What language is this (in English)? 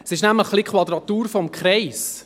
Swiss German